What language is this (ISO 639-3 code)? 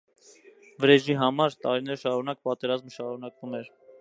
hye